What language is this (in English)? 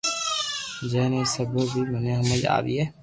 Loarki